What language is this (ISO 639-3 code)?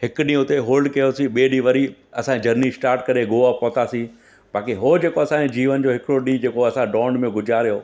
snd